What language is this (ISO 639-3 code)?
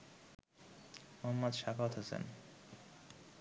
ben